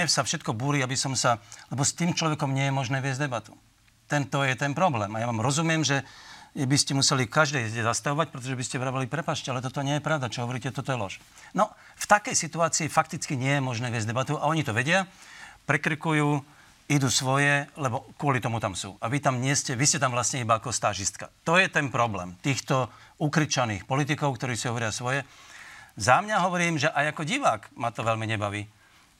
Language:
Slovak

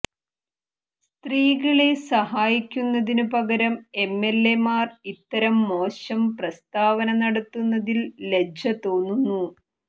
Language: Malayalam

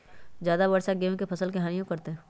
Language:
Magahi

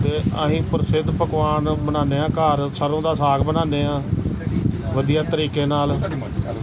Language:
Punjabi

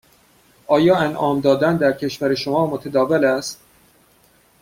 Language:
Persian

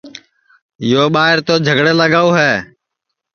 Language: Sansi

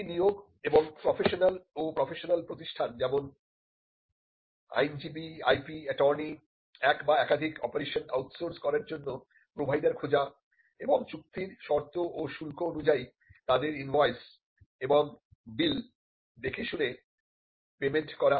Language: Bangla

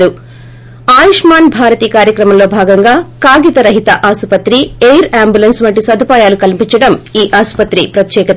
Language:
Telugu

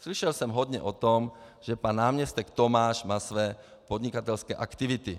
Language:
Czech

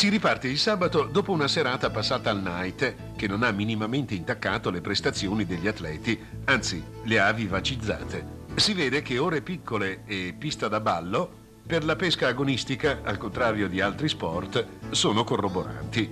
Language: Italian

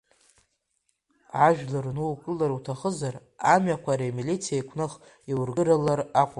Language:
Abkhazian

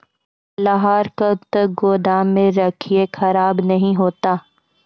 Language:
Maithili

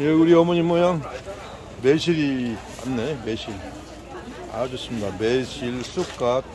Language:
Korean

